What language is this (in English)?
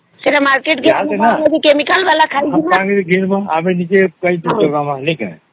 Odia